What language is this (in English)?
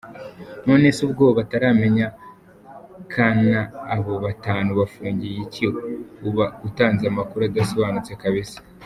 Kinyarwanda